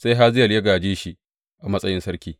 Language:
Hausa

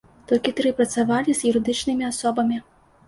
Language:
Belarusian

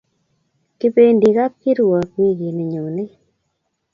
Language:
Kalenjin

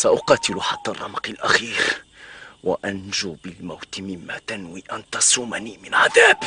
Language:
Arabic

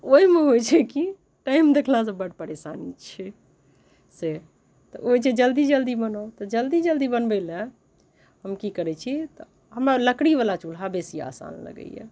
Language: Maithili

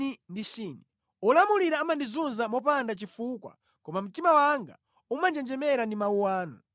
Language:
Nyanja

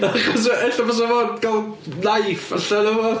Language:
Welsh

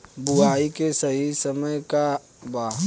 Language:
Bhojpuri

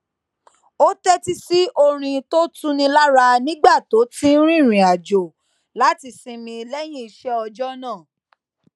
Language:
Yoruba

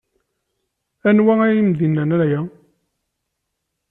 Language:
Kabyle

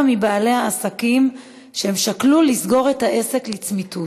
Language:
Hebrew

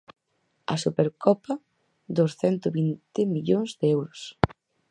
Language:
Galician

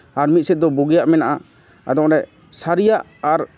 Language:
Santali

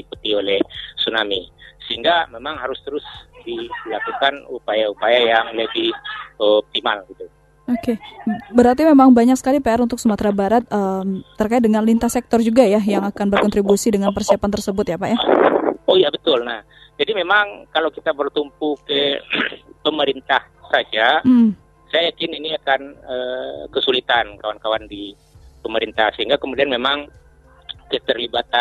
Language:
Indonesian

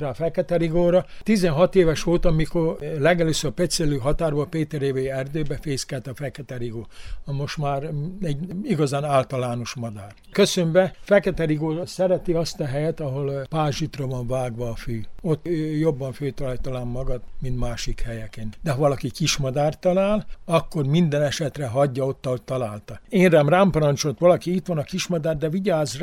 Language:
Hungarian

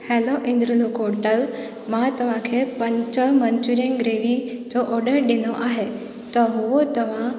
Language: Sindhi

